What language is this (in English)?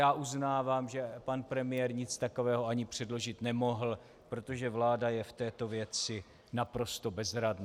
Czech